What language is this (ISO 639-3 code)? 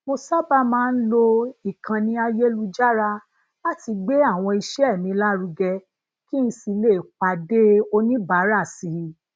yor